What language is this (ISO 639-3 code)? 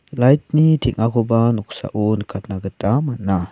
grt